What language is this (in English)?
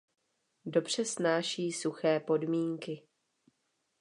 Czech